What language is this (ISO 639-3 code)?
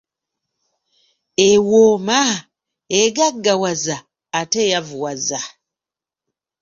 lug